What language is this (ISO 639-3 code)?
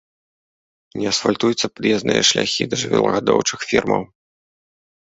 bel